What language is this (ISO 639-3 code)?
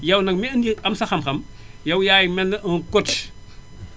wol